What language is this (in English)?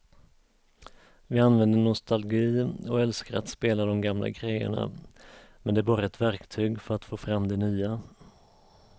Swedish